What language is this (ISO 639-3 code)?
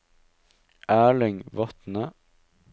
nor